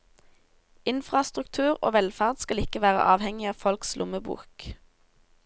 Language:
Norwegian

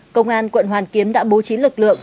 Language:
Vietnamese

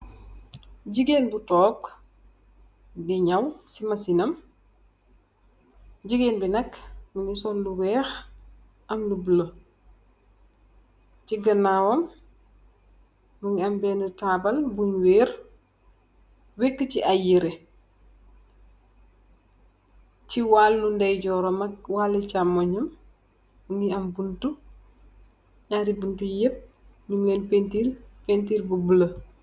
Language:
Wolof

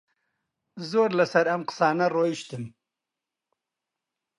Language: Central Kurdish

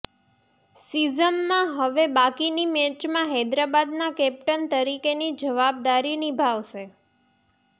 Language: Gujarati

